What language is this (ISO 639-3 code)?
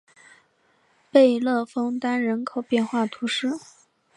zho